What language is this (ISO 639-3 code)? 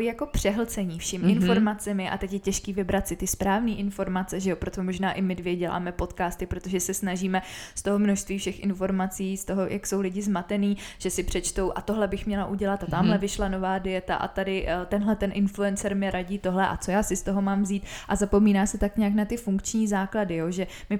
ces